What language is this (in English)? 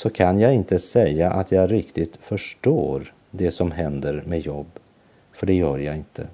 Swedish